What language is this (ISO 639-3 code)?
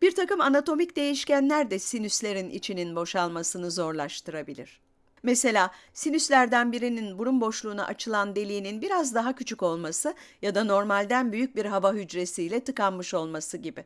tur